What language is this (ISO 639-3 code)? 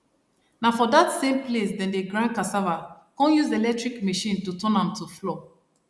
pcm